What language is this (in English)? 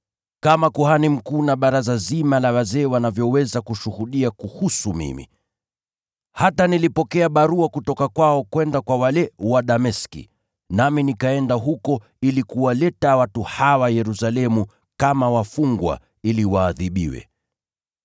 Swahili